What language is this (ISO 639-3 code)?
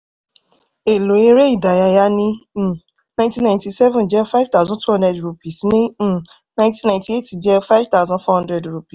yor